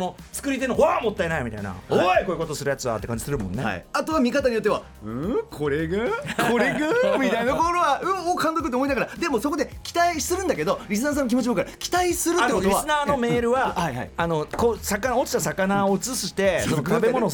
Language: Japanese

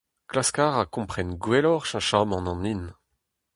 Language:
Breton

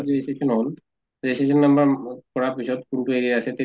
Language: Assamese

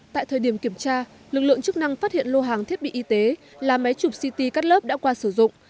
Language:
Vietnamese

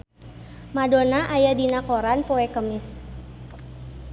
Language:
Sundanese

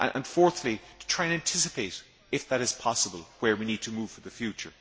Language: English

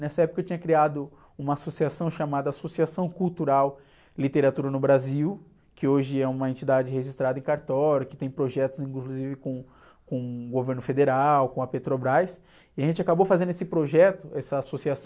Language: Portuguese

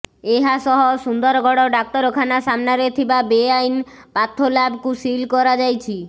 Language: Odia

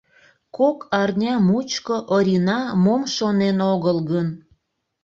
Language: Mari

